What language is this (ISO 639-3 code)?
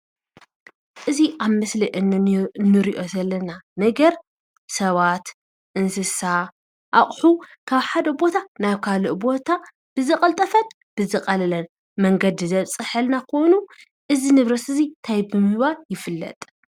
tir